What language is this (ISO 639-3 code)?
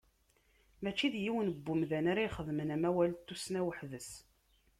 kab